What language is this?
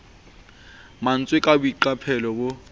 Southern Sotho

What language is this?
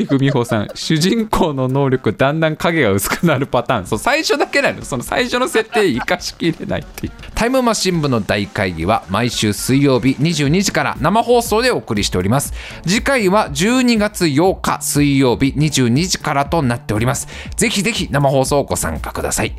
Japanese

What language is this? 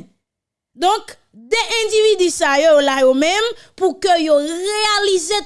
French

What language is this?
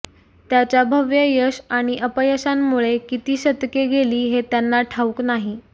Marathi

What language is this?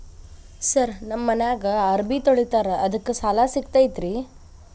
Kannada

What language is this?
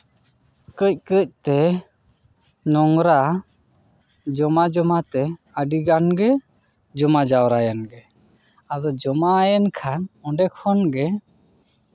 Santali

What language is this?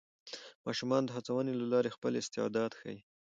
Pashto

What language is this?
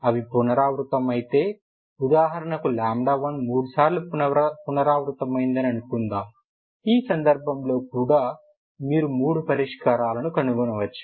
Telugu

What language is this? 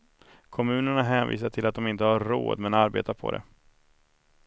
Swedish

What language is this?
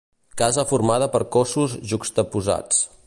Catalan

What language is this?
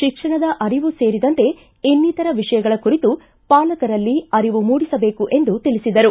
Kannada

